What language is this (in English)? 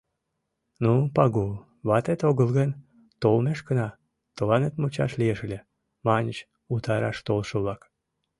Mari